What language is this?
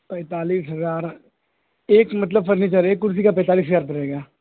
Urdu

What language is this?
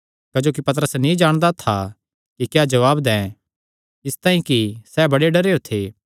Kangri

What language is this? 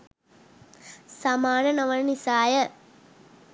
Sinhala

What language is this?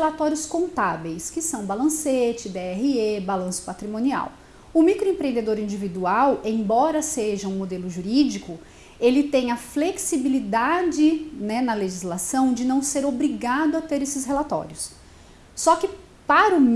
Portuguese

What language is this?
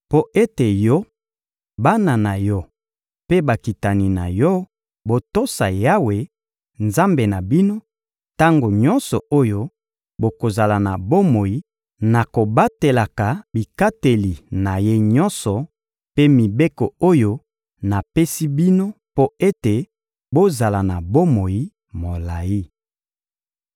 Lingala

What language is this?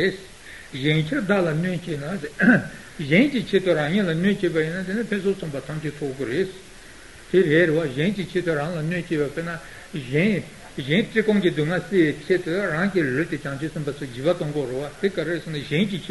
Italian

